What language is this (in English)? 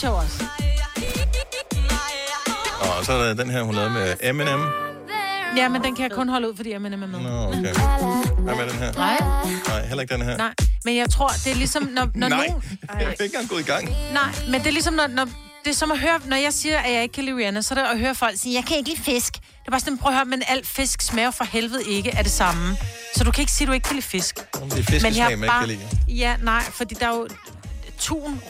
Danish